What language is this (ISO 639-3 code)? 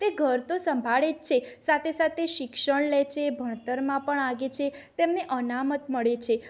guj